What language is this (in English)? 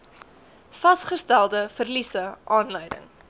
Afrikaans